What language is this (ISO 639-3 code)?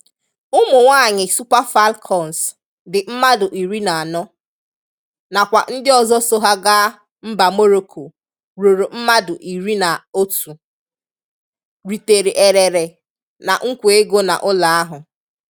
ibo